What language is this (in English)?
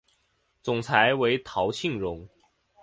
Chinese